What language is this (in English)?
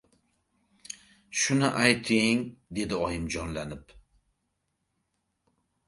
Uzbek